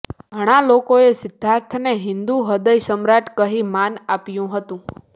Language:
Gujarati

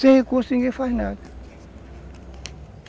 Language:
Portuguese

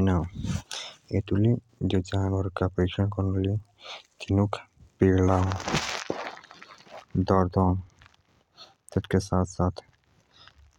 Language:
Jaunsari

